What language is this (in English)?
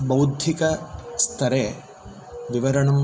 Sanskrit